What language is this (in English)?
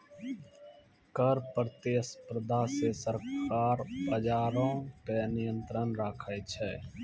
Maithili